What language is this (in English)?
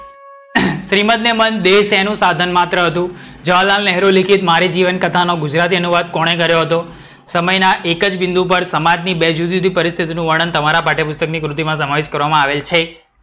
Gujarati